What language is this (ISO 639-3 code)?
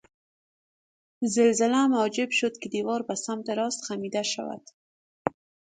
fas